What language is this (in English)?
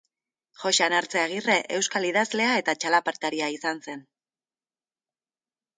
Basque